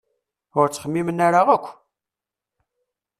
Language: Kabyle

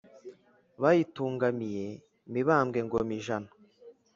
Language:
Kinyarwanda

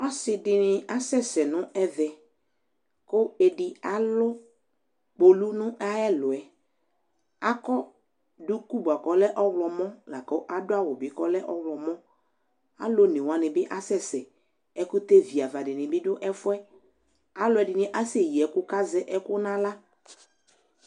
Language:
Ikposo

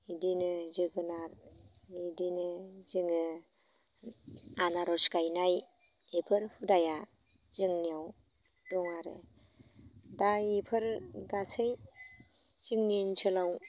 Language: Bodo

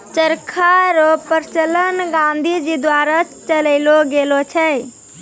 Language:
Maithili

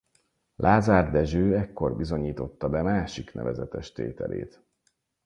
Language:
Hungarian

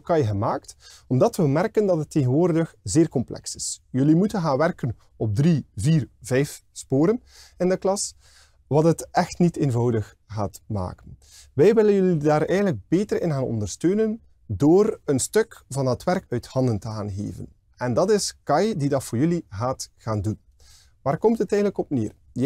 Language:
Dutch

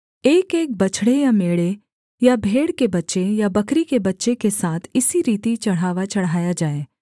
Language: Hindi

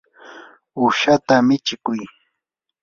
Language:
Yanahuanca Pasco Quechua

